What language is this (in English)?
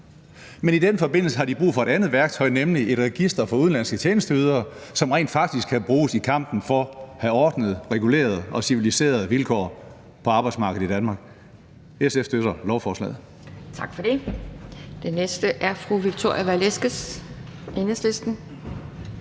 Danish